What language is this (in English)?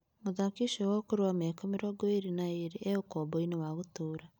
Kikuyu